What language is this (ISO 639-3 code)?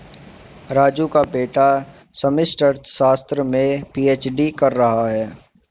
hin